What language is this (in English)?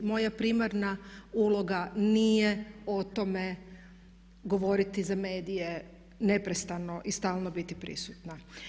Croatian